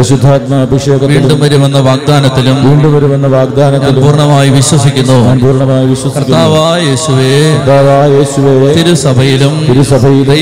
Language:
Malayalam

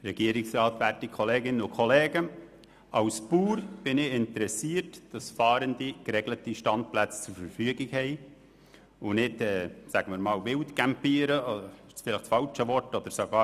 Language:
Swiss German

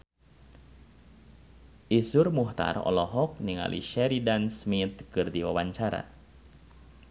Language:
Sundanese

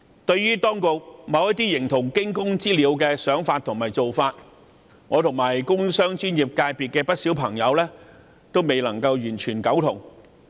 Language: Cantonese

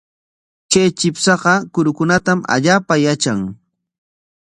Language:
Corongo Ancash Quechua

